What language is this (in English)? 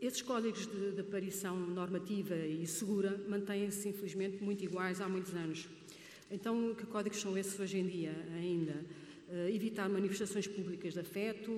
Portuguese